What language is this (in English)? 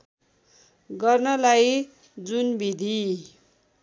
Nepali